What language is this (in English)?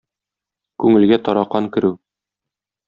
Tatar